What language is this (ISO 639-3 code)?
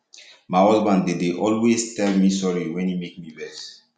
pcm